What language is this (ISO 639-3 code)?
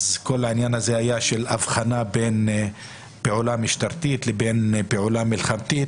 heb